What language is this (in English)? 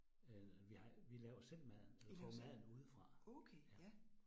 Danish